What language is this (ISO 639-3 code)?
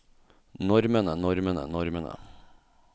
nor